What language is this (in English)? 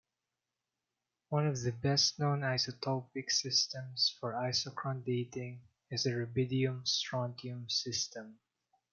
English